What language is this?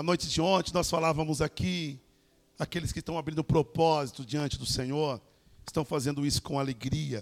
Portuguese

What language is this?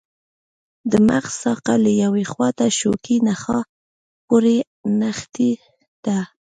Pashto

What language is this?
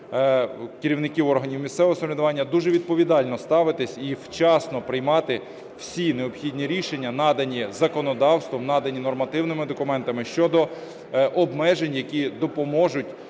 Ukrainian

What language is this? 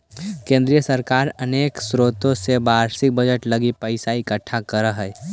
Magahi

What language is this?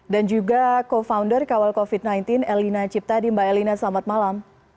Indonesian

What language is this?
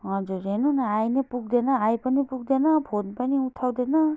Nepali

